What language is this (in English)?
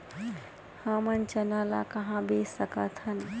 Chhattisgarhi